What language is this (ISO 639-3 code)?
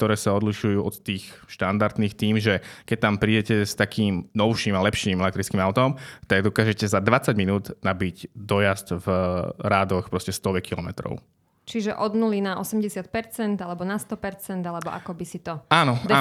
slk